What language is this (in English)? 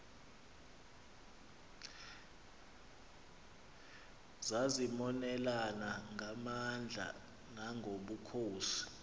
Xhosa